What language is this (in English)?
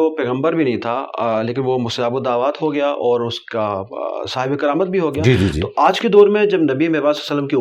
Urdu